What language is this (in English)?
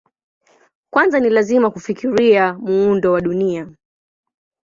Swahili